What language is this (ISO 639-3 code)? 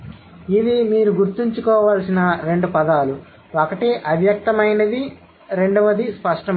tel